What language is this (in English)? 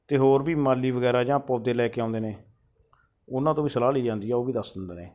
Punjabi